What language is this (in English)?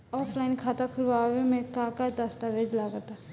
Bhojpuri